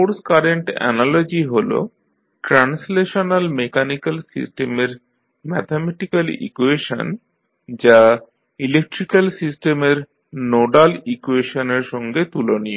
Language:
Bangla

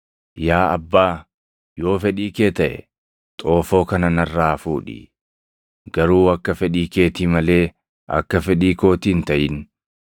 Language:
Oromo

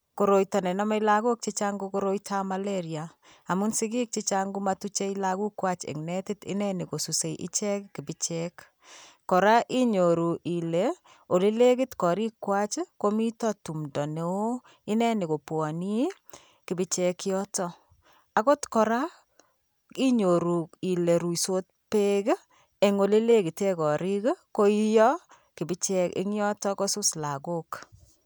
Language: Kalenjin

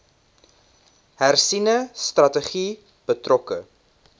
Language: Afrikaans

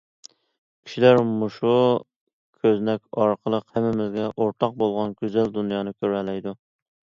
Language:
Uyghur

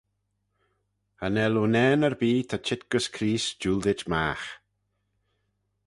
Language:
Manx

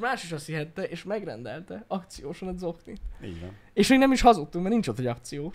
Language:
Hungarian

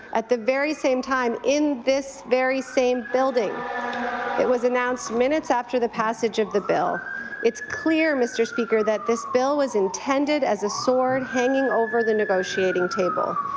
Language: English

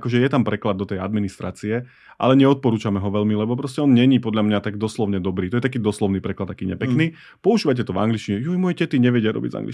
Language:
Slovak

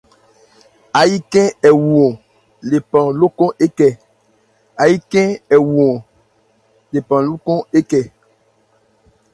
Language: Ebrié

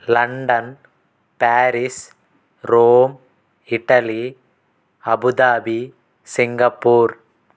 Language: Telugu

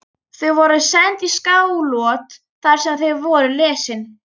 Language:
Icelandic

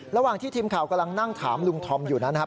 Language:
Thai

